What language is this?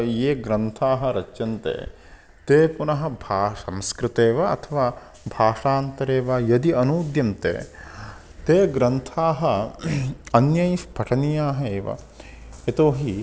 Sanskrit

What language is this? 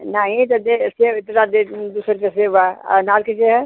Hindi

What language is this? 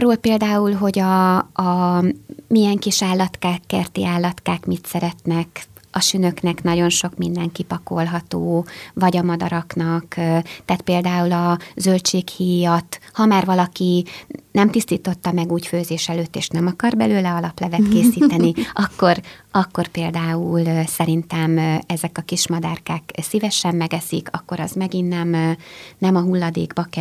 Hungarian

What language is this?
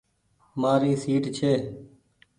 Goaria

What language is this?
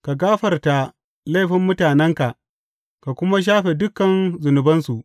Hausa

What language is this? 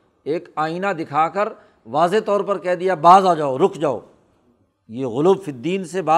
Urdu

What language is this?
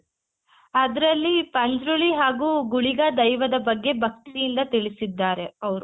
Kannada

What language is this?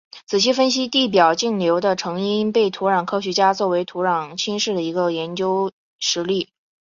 Chinese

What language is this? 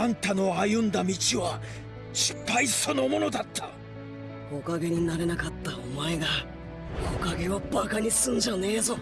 Japanese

